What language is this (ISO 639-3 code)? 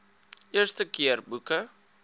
afr